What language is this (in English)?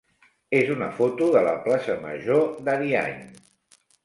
Catalan